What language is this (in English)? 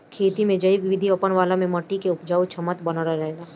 Bhojpuri